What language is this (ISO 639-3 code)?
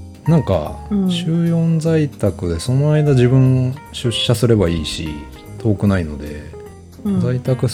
jpn